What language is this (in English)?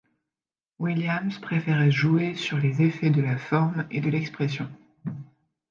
French